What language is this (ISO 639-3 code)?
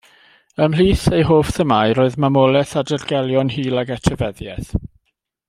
cym